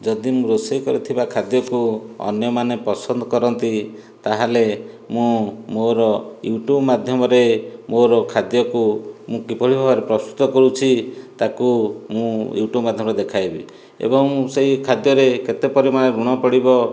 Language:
Odia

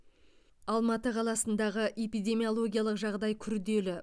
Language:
Kazakh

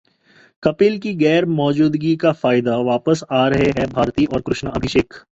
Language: Hindi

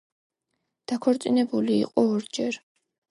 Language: Georgian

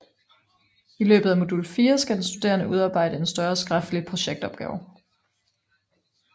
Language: Danish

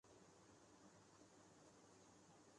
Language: Urdu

